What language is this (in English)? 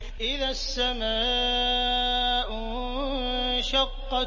Arabic